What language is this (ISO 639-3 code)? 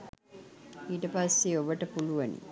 sin